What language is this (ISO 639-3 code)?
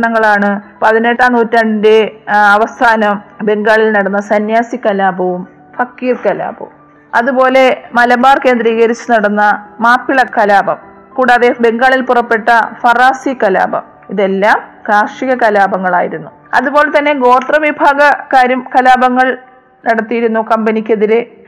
mal